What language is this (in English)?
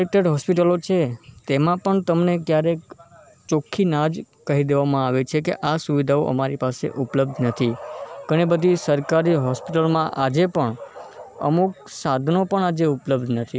Gujarati